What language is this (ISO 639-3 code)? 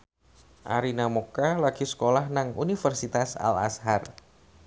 jav